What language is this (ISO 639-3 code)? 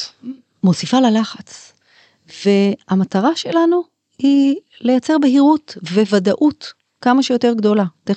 heb